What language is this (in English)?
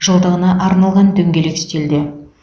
Kazakh